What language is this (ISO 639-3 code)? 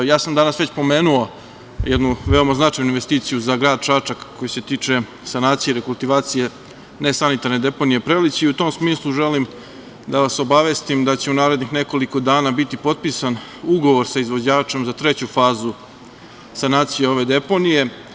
srp